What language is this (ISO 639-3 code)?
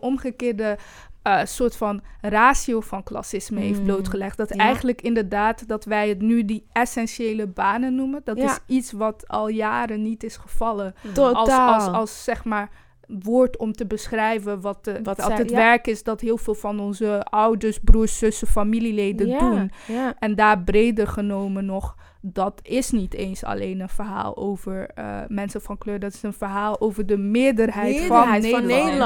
nld